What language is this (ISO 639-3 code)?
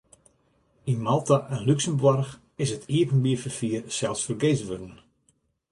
fry